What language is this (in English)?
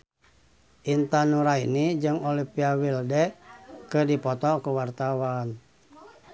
Sundanese